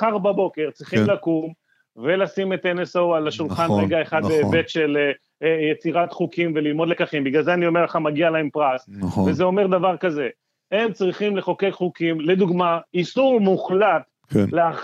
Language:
Hebrew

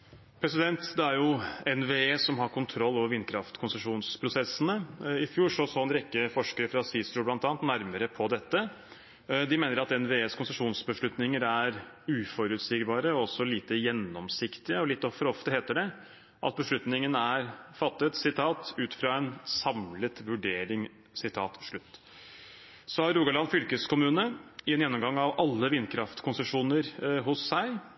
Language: Norwegian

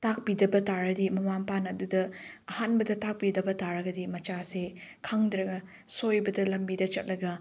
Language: Manipuri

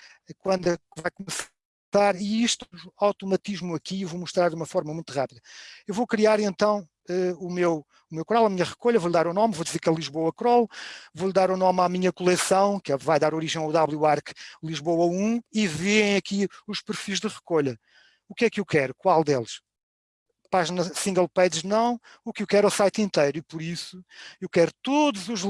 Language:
Portuguese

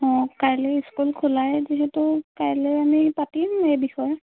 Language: Assamese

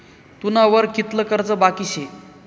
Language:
Marathi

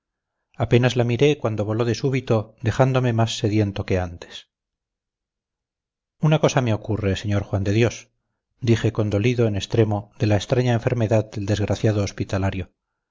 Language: Spanish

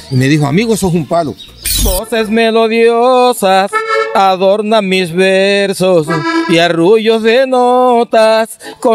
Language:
Spanish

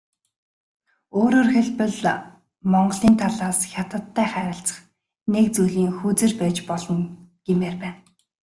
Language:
Mongolian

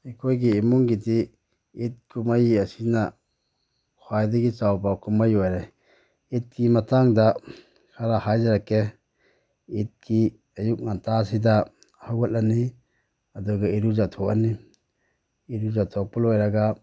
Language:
Manipuri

